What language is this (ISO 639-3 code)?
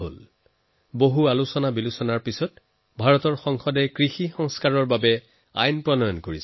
asm